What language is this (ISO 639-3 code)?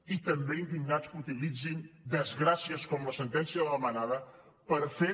cat